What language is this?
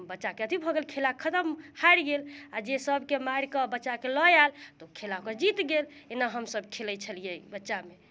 Maithili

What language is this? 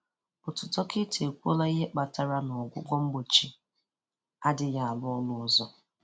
Igbo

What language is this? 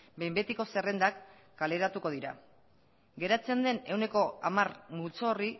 Basque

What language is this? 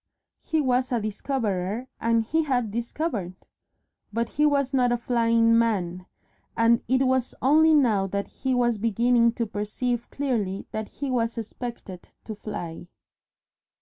English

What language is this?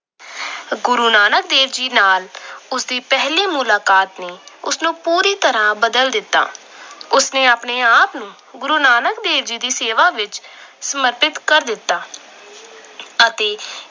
Punjabi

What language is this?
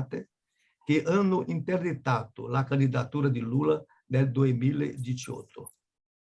Italian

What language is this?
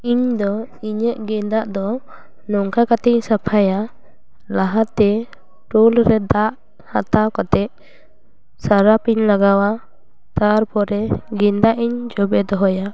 Santali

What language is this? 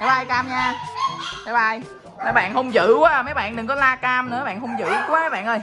Vietnamese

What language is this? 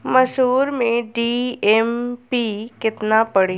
Bhojpuri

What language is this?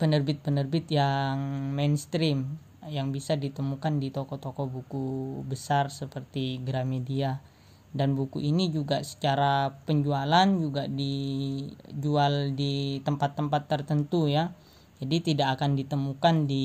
Indonesian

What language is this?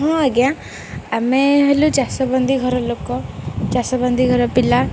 Odia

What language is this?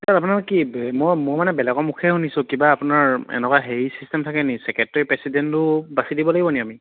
Assamese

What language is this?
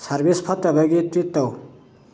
Manipuri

